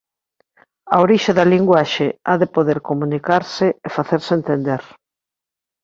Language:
Galician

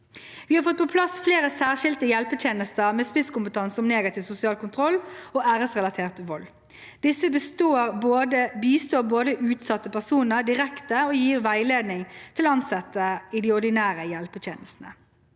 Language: Norwegian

